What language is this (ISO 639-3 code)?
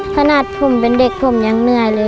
tha